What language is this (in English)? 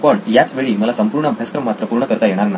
Marathi